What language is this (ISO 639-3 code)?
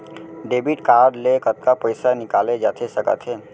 hne